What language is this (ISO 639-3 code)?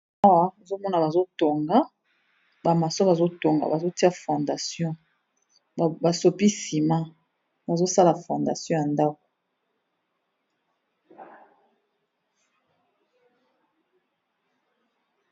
lin